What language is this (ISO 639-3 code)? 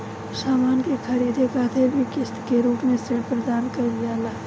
bho